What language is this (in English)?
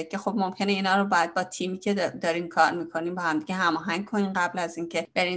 Persian